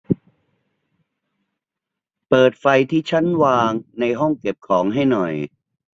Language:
Thai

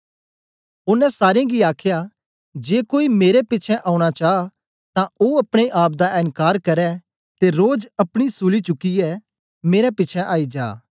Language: Dogri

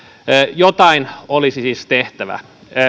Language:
Finnish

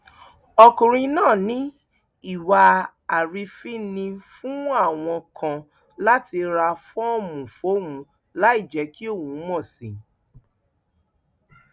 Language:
Yoruba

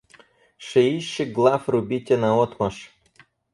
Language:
Russian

